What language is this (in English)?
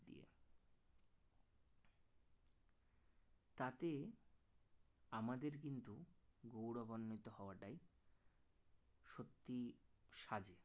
Bangla